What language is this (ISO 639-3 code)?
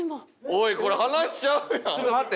jpn